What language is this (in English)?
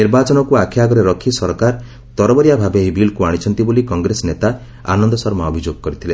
Odia